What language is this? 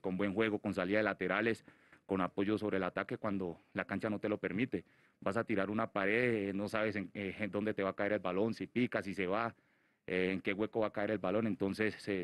Spanish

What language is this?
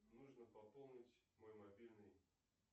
Russian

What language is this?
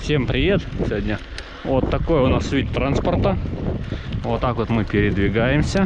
Russian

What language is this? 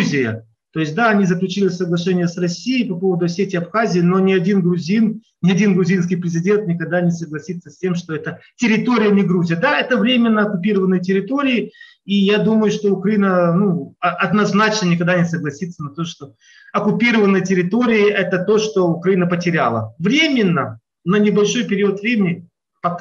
Russian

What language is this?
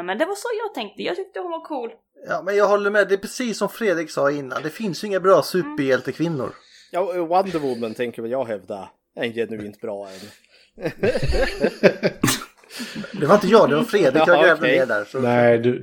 Swedish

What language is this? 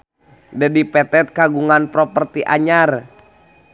Sundanese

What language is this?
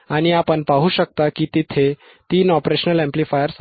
Marathi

